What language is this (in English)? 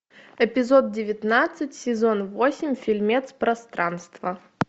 Russian